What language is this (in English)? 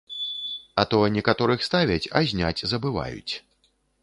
Belarusian